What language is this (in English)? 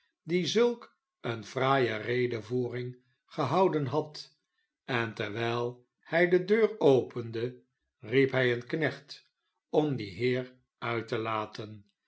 Dutch